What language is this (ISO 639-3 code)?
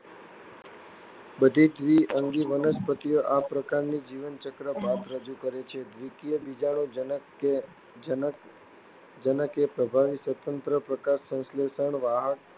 guj